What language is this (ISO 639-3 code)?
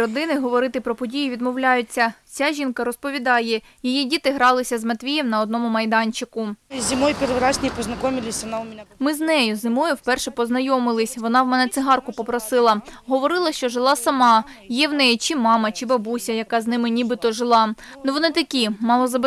ukr